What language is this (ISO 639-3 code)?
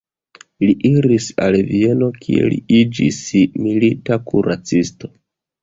epo